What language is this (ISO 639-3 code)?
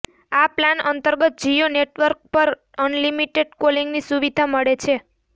guj